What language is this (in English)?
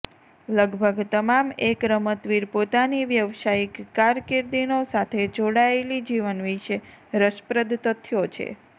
Gujarati